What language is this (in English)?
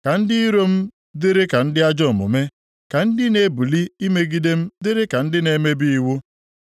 Igbo